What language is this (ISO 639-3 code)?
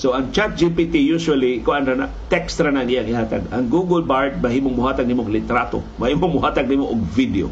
fil